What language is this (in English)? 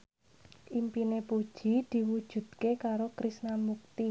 Javanese